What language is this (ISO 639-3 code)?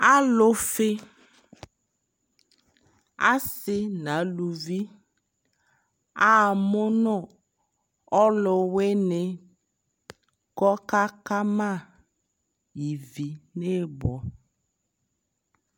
kpo